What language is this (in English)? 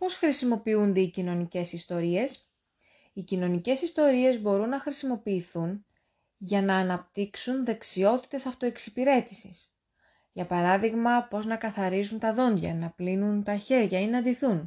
Greek